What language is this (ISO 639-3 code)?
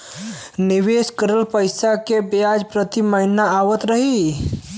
bho